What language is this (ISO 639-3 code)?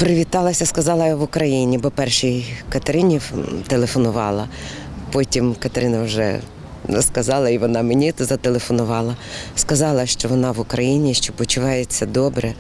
ukr